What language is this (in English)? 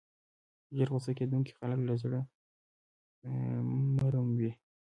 Pashto